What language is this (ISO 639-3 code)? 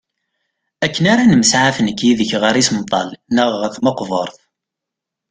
kab